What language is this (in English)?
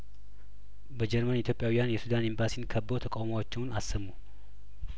Amharic